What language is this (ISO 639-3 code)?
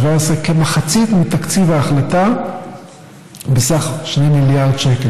heb